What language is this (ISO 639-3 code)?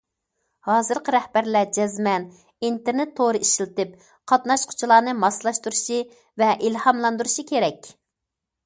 uig